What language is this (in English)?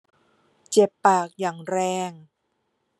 Thai